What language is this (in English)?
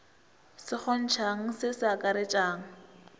Northern Sotho